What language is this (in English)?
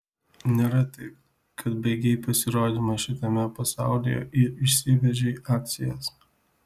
Lithuanian